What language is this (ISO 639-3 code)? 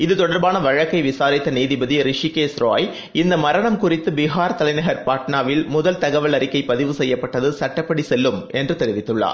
tam